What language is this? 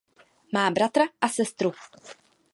Czech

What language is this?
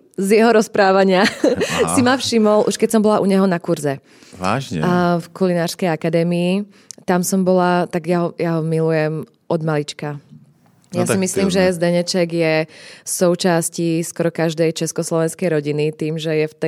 Czech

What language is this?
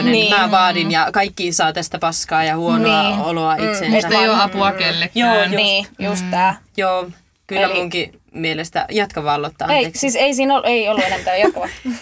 Finnish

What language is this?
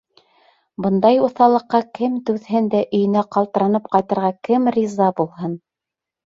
Bashkir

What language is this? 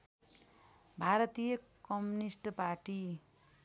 Nepali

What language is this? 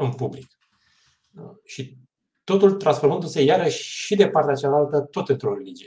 Romanian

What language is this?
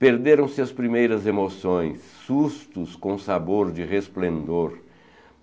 Portuguese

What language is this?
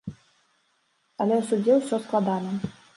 Belarusian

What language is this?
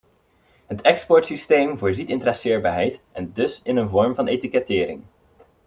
Dutch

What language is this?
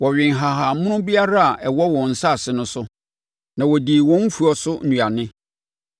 Akan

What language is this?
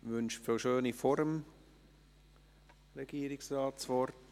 Swiss German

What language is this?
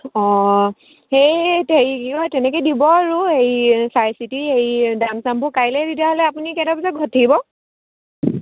Assamese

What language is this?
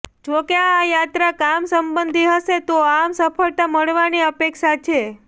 Gujarati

